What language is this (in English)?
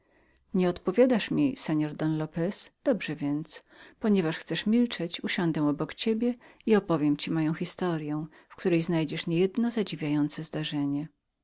Polish